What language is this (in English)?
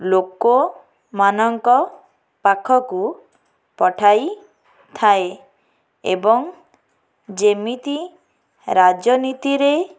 Odia